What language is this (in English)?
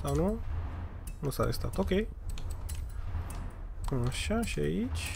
Romanian